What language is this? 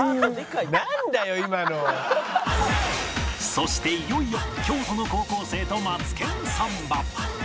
Japanese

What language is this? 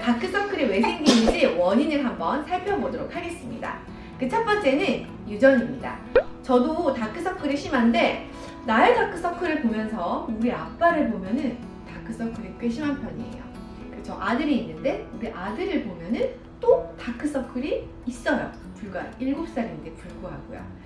Korean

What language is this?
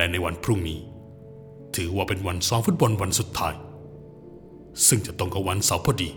Thai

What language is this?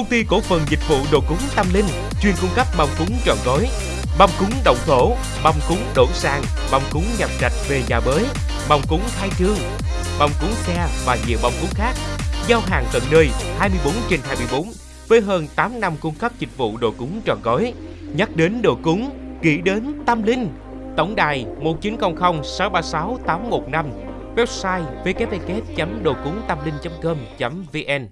Vietnamese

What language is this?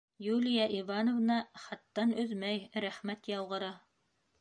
Bashkir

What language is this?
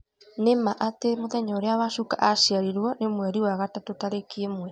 Kikuyu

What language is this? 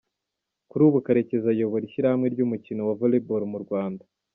Kinyarwanda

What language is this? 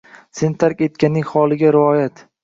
Uzbek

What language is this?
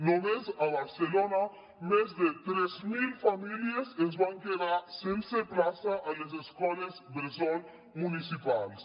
Catalan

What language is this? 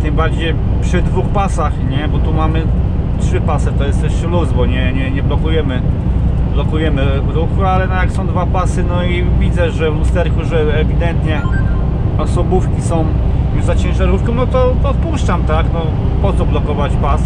Polish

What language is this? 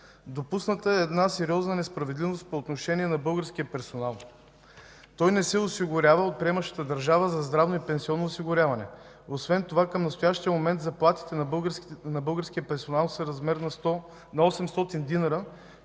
Bulgarian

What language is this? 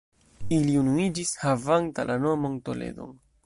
Esperanto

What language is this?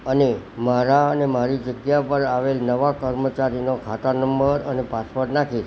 Gujarati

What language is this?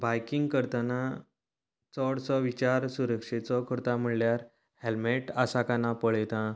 Konkani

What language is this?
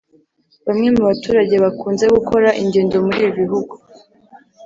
Kinyarwanda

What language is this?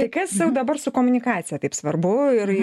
Lithuanian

